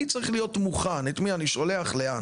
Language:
Hebrew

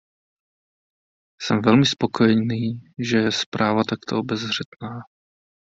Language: Czech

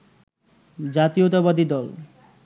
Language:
Bangla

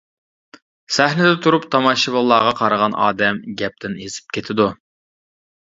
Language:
Uyghur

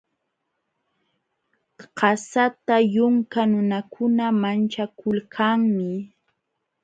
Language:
Jauja Wanca Quechua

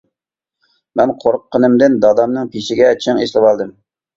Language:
Uyghur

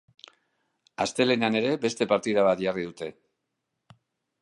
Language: Basque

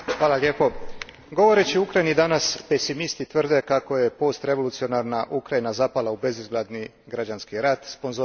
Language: Croatian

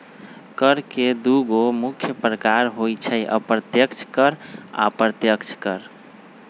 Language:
Magahi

